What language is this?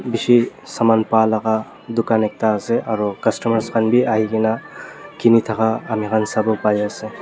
Naga Pidgin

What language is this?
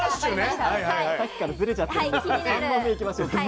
Japanese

